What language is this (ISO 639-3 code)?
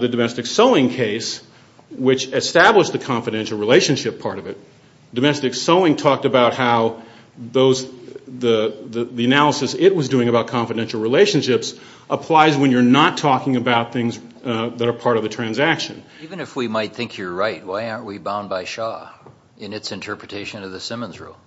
eng